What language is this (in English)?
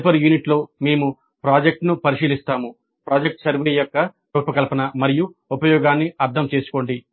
Telugu